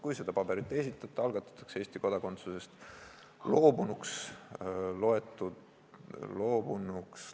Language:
Estonian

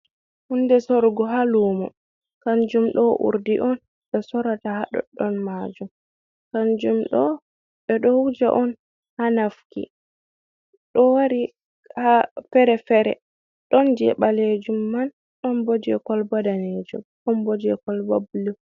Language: Fula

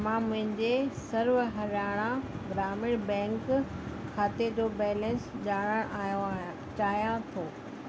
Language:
Sindhi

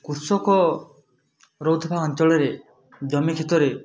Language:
Odia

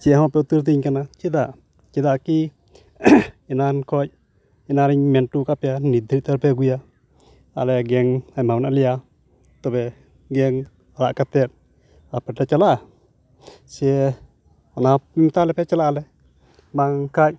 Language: Santali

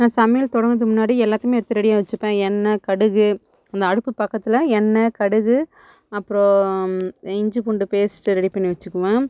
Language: Tamil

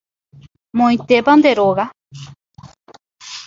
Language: Guarani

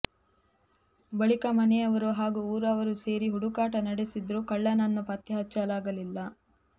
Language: Kannada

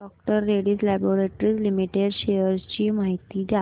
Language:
Marathi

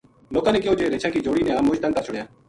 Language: Gujari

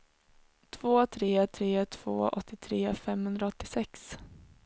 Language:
Swedish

